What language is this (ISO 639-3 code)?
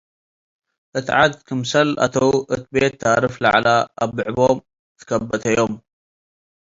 tig